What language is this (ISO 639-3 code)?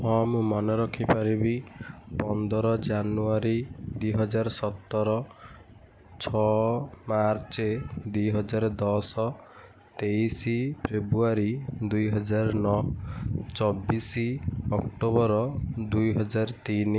ori